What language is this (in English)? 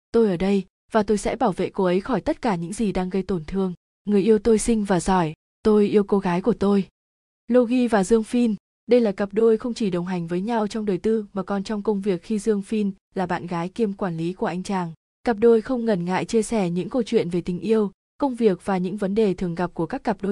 Vietnamese